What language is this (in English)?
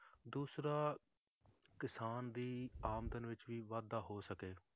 Punjabi